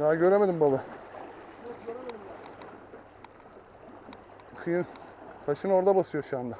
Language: Turkish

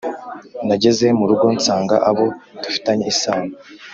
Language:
Kinyarwanda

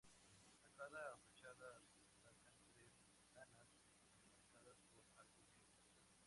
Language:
Spanish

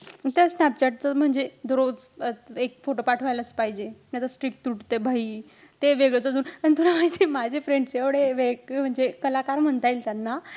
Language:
Marathi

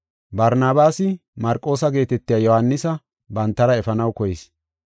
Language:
Gofa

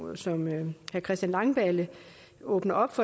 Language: Danish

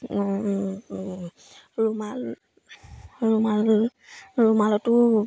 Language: Assamese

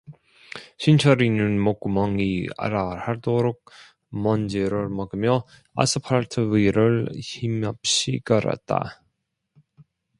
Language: Korean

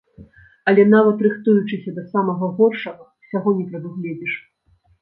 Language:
Belarusian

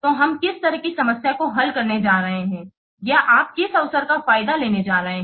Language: Hindi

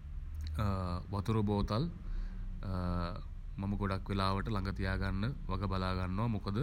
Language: Sinhala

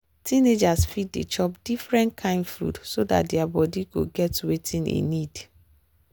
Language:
Nigerian Pidgin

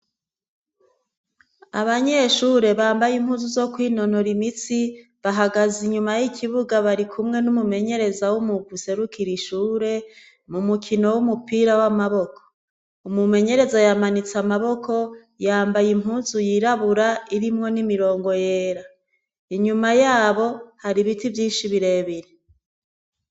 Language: Rundi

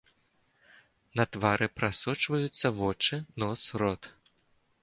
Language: Belarusian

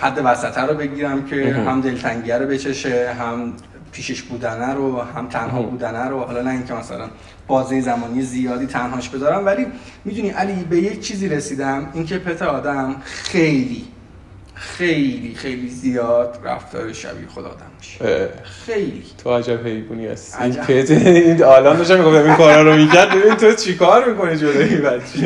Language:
Persian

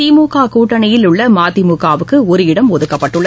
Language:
Tamil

